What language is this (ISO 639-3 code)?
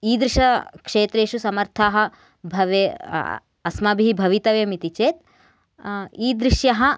san